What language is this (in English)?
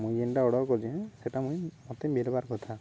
Odia